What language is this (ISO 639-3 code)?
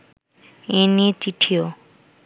ben